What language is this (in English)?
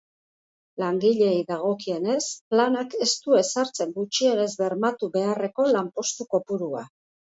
Basque